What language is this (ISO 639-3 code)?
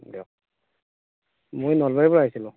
asm